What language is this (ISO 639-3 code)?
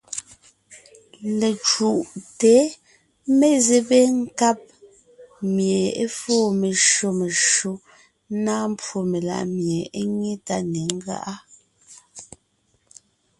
nnh